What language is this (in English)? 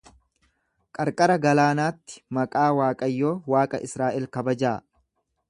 Oromo